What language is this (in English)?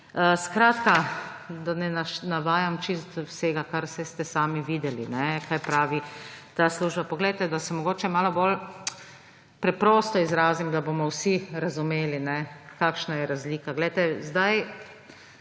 Slovenian